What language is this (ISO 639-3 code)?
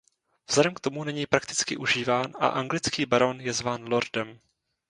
ces